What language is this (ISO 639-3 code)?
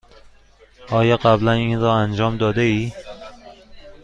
fas